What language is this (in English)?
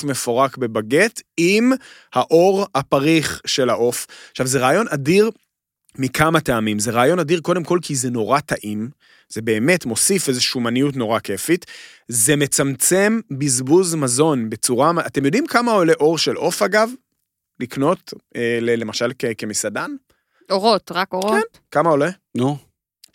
Hebrew